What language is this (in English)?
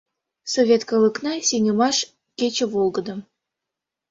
Mari